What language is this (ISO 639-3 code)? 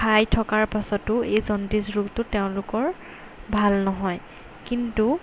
asm